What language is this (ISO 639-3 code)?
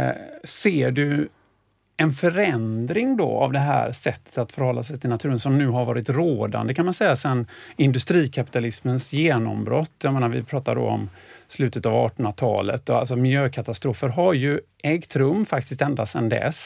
swe